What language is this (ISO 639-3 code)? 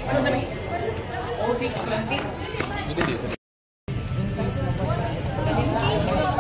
fil